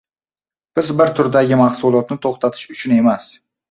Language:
Uzbek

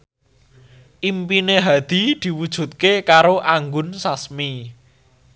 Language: Javanese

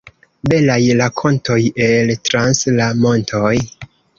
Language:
Esperanto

